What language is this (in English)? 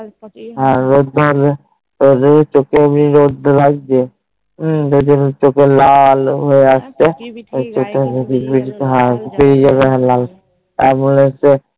Bangla